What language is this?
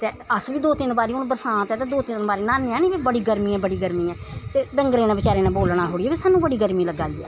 Dogri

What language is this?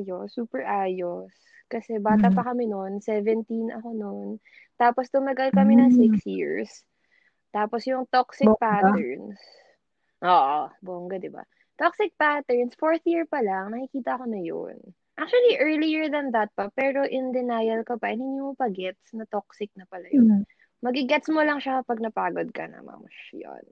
Filipino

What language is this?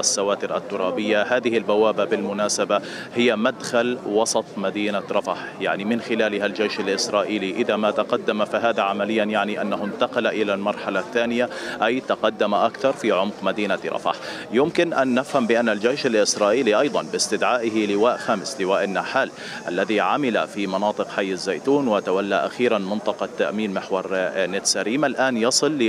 Arabic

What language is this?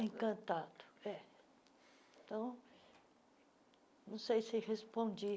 Portuguese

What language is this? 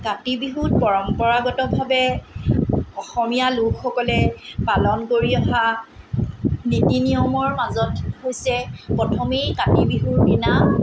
Assamese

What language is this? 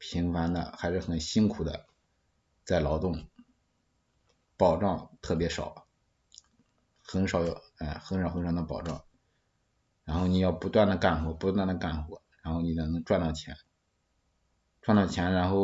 Chinese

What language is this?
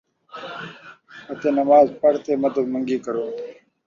Saraiki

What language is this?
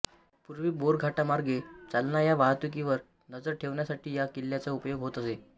Marathi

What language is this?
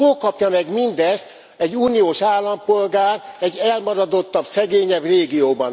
Hungarian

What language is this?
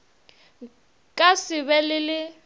Northern Sotho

